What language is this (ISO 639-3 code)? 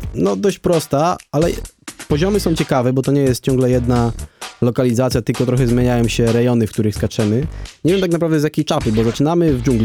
pol